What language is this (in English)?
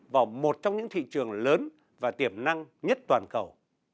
Vietnamese